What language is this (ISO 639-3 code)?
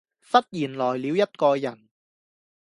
yue